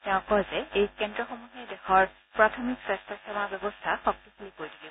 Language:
Assamese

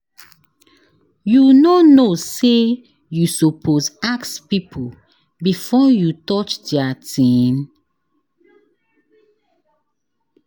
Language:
Nigerian Pidgin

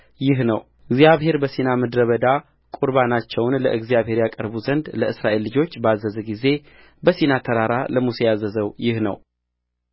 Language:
Amharic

